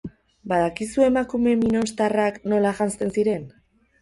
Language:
Basque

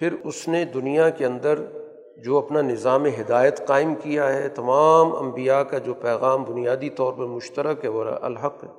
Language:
Urdu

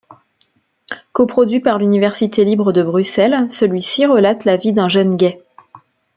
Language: French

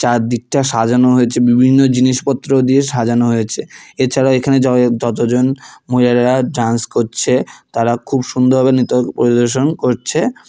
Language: Bangla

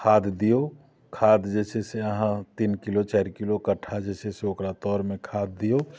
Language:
Maithili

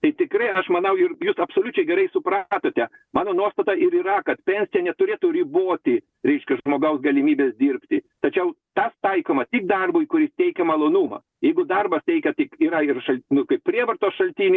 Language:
Lithuanian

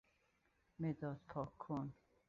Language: Persian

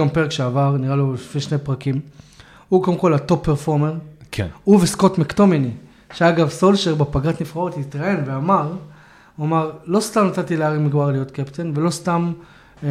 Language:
Hebrew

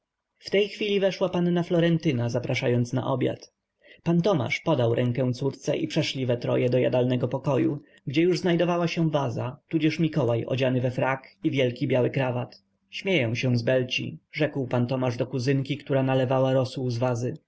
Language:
Polish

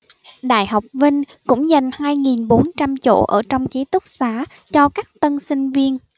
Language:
Vietnamese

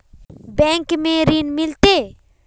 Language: Magahi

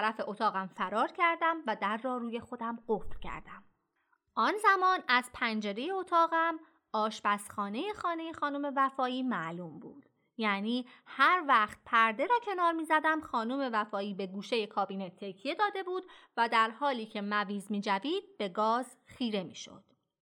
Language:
Persian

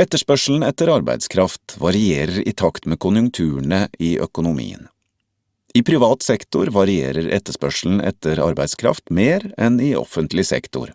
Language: Norwegian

